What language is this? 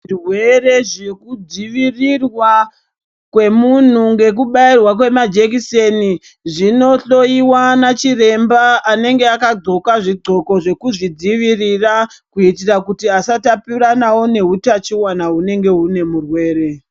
Ndau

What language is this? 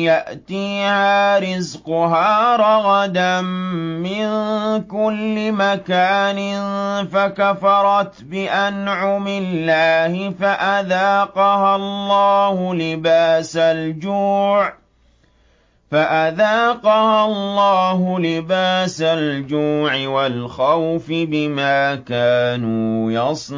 Arabic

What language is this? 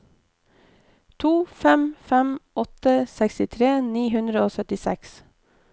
Norwegian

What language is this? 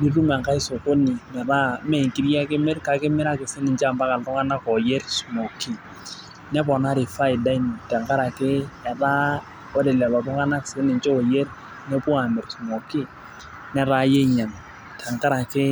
Masai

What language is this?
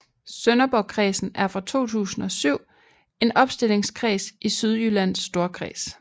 Danish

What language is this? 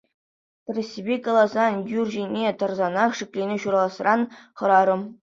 Chuvash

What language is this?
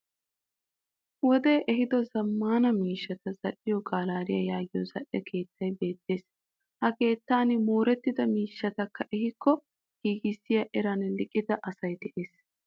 Wolaytta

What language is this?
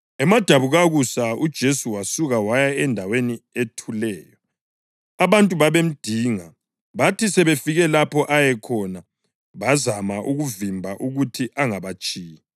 North Ndebele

